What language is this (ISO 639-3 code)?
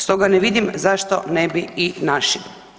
hrv